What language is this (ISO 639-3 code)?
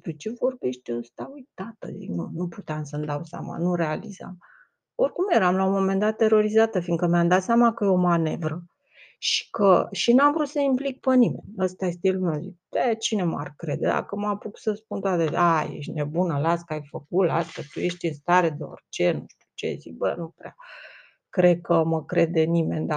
ron